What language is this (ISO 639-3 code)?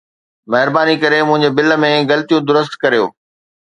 snd